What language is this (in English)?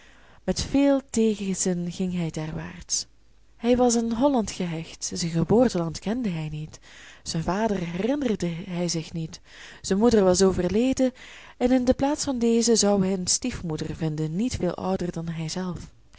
Dutch